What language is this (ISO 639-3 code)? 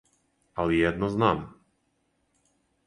srp